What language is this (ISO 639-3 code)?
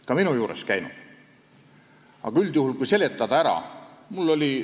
est